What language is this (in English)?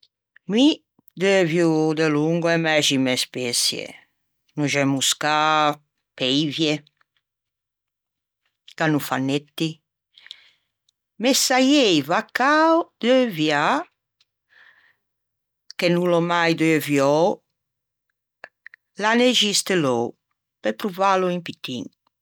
Ligurian